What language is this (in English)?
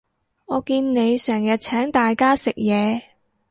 Cantonese